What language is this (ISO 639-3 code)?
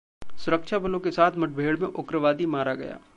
hin